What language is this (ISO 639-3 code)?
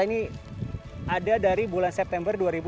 ind